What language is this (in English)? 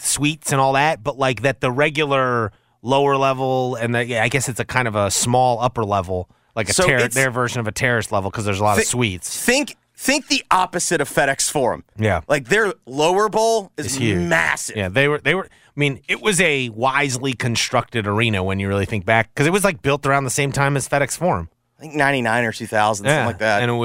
English